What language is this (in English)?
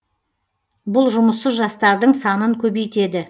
Kazakh